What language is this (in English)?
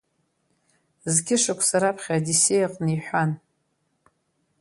Abkhazian